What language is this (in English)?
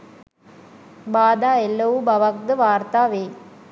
Sinhala